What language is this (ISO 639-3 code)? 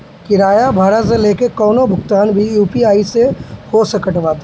bho